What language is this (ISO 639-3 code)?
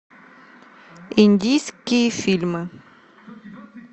rus